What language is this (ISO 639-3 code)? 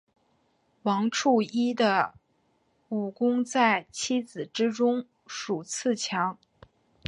zho